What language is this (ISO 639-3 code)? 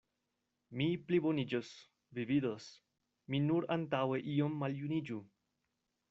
epo